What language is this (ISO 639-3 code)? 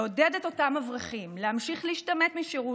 heb